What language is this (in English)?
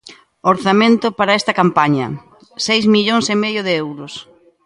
Galician